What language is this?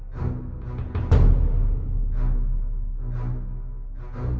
Thai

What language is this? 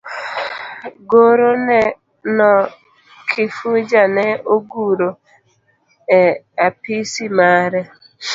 Luo (Kenya and Tanzania)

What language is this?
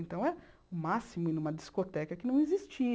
Portuguese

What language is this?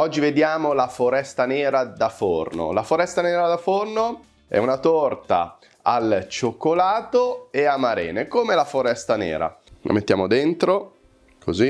Italian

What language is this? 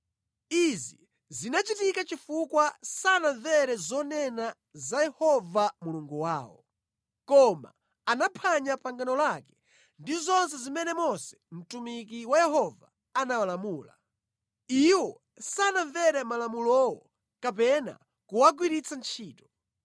Nyanja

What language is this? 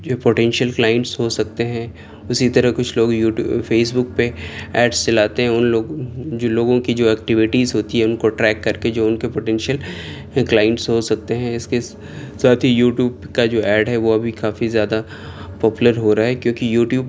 Urdu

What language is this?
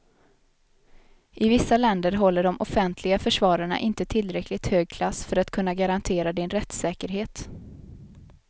Swedish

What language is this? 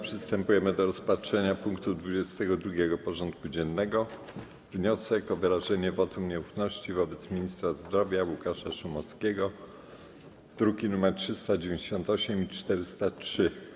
Polish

